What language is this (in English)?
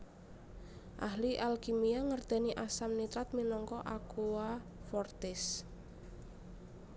Javanese